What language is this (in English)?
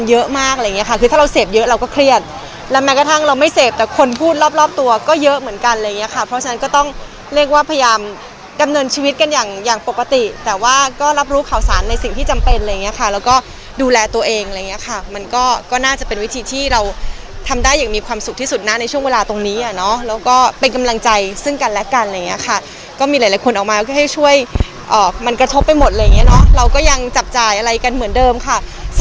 Thai